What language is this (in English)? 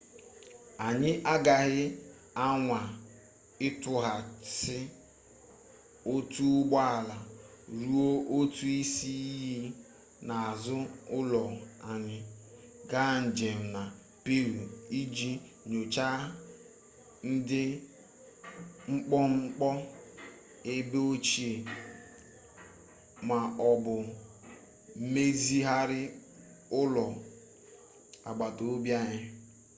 Igbo